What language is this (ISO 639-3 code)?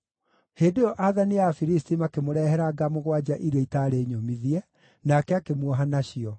kik